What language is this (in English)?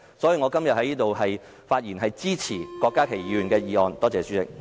Cantonese